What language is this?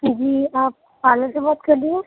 Urdu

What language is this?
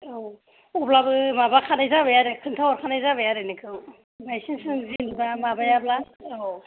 Bodo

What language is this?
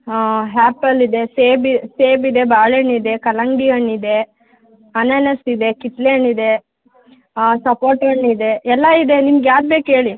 Kannada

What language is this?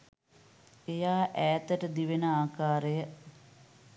Sinhala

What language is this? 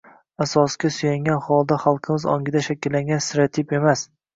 Uzbek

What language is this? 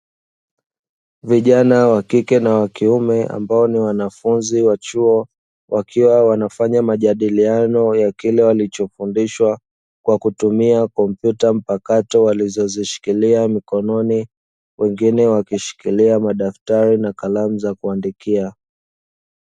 Swahili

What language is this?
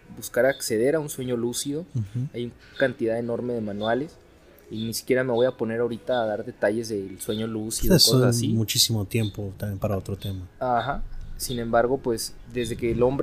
Spanish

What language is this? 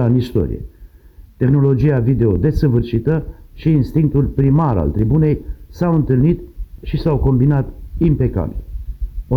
Romanian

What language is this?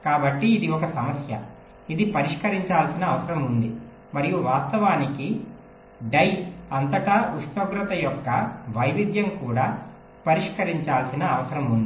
Telugu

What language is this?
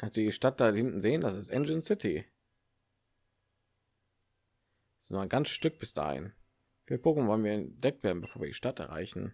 German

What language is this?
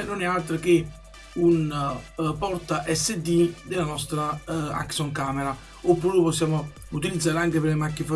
Italian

